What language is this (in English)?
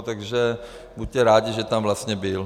Czech